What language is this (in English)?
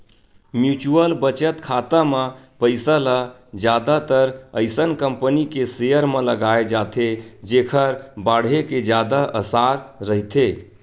Chhattisgarhi